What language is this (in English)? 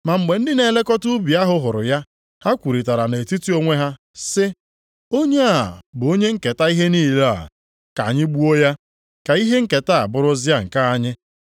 Igbo